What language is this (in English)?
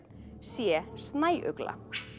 Icelandic